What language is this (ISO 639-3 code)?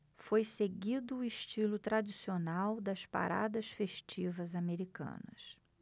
por